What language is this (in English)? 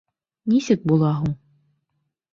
Bashkir